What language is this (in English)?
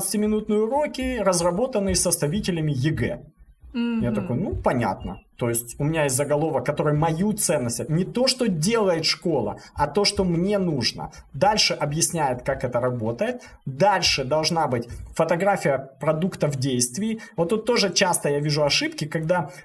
Russian